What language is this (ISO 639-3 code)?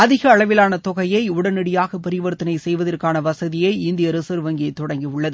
tam